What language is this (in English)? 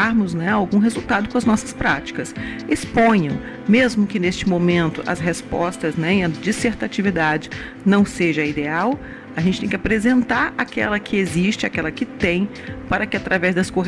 Portuguese